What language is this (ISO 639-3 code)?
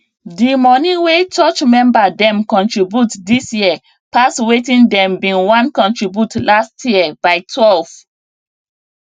pcm